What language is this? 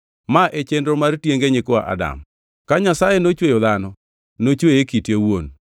Luo (Kenya and Tanzania)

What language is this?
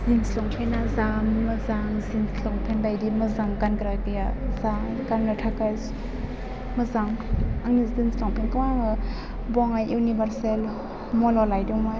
Bodo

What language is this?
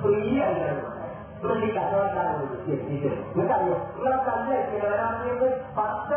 Malayalam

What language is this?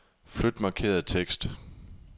Danish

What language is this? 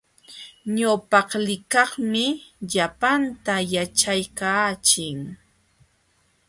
Jauja Wanca Quechua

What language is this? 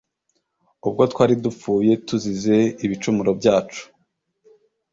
Kinyarwanda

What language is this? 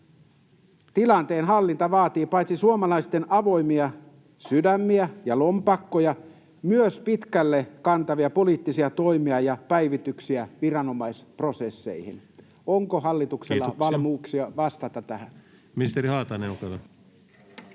Finnish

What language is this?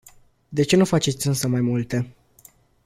Romanian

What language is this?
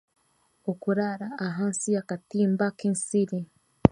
Chiga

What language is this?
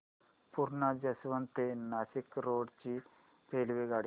Marathi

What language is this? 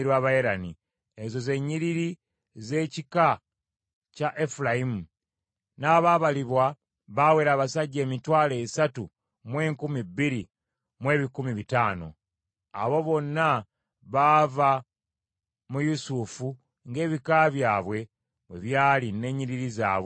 Ganda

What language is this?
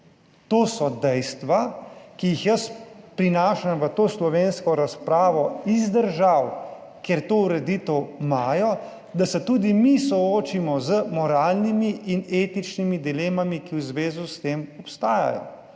Slovenian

